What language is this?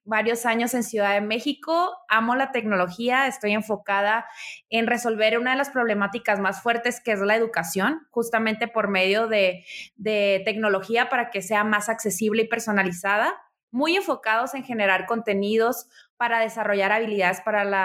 Spanish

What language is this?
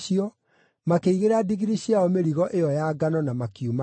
Kikuyu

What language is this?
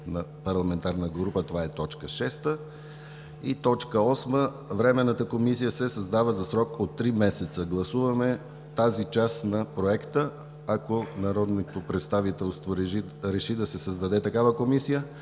Bulgarian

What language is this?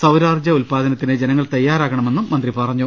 Malayalam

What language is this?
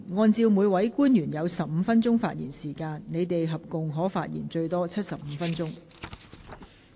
Cantonese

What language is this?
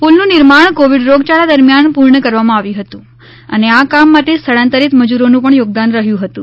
Gujarati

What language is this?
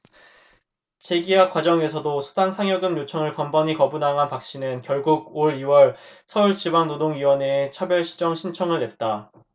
Korean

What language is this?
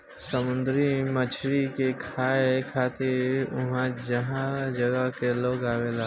Bhojpuri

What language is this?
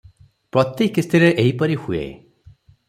Odia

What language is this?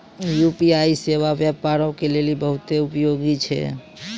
Maithili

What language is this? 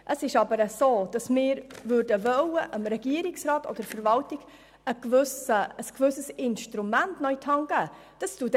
Swiss German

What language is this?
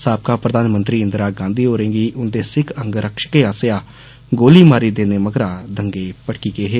Dogri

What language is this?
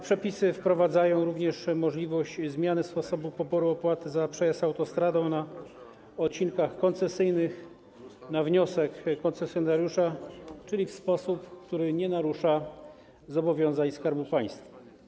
Polish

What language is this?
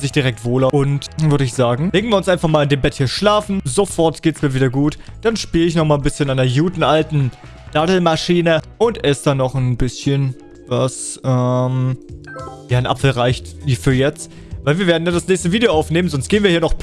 German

